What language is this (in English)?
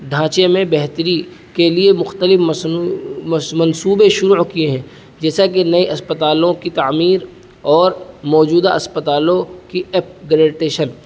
Urdu